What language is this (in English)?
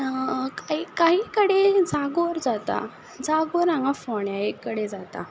Konkani